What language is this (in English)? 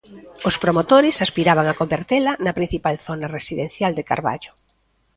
Galician